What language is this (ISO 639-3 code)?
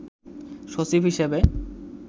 ben